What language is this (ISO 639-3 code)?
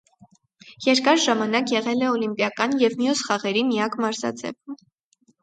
hye